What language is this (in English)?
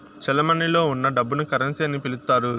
Telugu